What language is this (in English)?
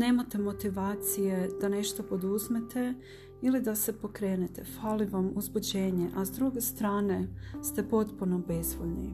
Croatian